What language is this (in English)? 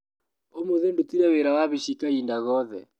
Kikuyu